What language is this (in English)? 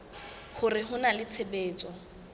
Southern Sotho